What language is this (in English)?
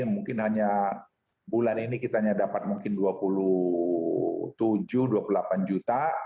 Indonesian